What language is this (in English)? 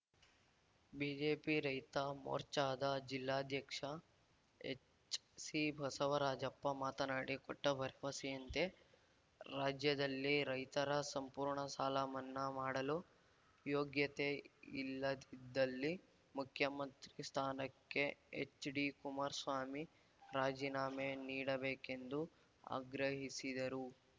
Kannada